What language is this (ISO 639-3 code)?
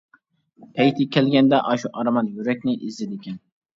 uig